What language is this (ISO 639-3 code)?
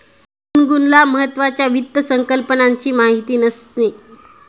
mar